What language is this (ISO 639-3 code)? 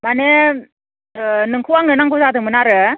brx